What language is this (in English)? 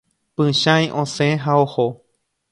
Guarani